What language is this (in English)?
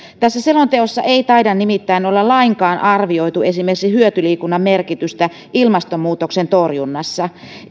Finnish